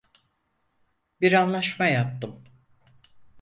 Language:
Turkish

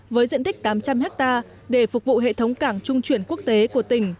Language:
Vietnamese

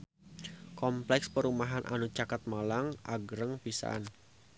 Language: Sundanese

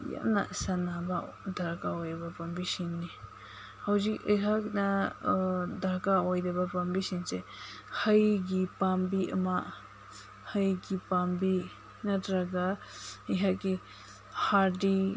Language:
Manipuri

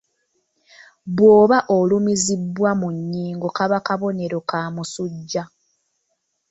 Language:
Ganda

